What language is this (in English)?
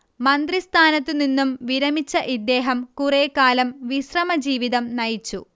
Malayalam